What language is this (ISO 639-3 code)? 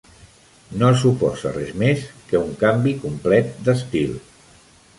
cat